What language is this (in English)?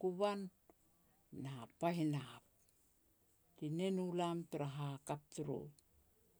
Petats